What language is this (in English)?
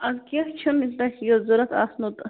Kashmiri